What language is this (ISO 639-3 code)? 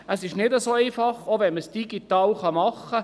gsw